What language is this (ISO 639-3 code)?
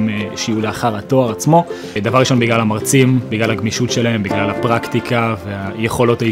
heb